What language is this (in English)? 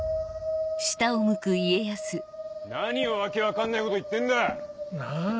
Japanese